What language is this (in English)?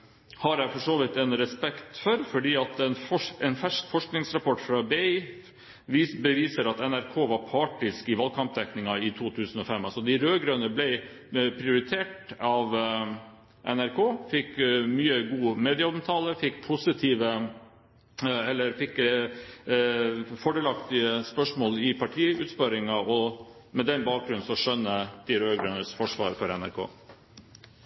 Norwegian Bokmål